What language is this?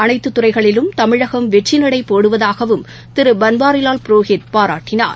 Tamil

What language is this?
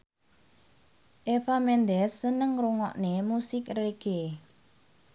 Javanese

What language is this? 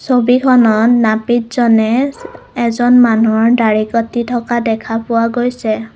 Assamese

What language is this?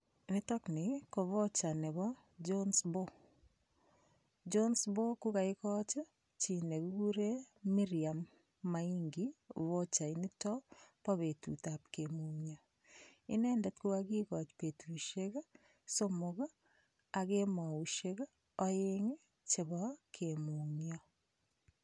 Kalenjin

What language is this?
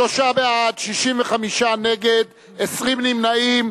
Hebrew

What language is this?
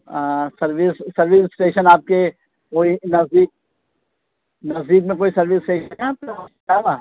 Urdu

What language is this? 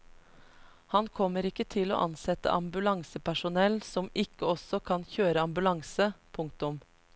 Norwegian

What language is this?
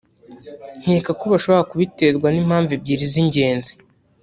Kinyarwanda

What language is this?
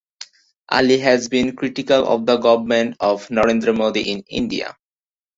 English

